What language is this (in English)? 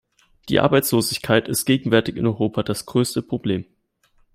German